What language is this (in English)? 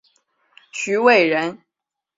Chinese